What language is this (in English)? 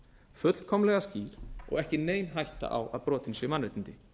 Icelandic